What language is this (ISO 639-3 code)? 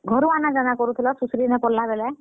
ori